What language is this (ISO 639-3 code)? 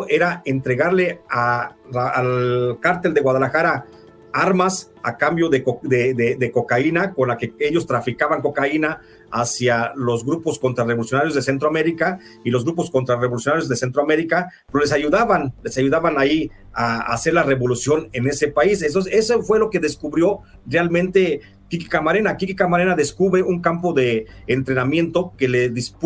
spa